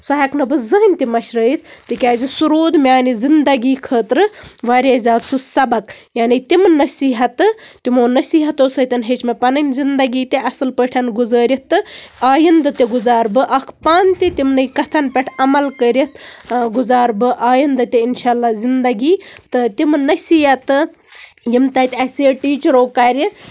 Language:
Kashmiri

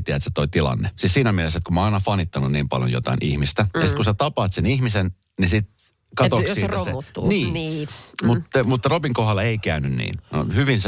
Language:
Finnish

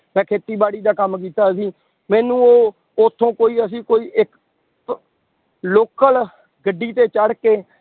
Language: Punjabi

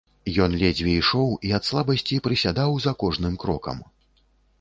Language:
Belarusian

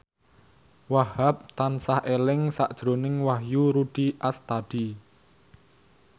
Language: Javanese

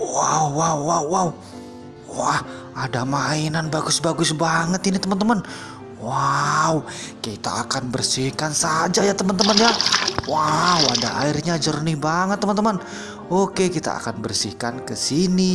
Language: Indonesian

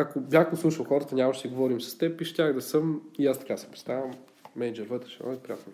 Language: Bulgarian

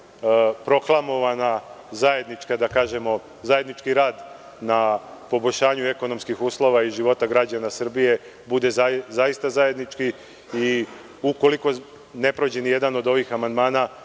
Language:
Serbian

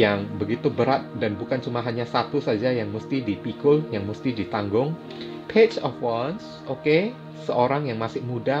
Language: Indonesian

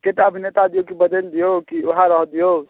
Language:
Maithili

